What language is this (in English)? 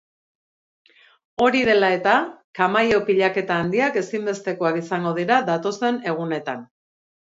Basque